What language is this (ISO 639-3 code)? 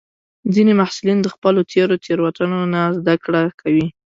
pus